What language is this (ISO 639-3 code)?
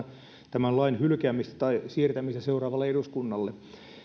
fin